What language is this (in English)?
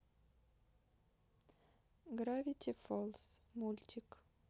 Russian